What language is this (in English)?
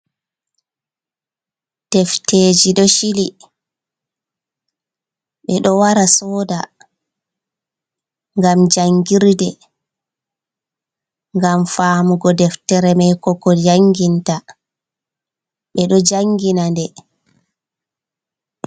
Fula